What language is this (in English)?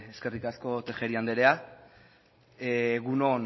Basque